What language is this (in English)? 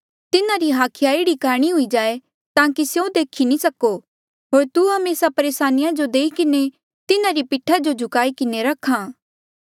Mandeali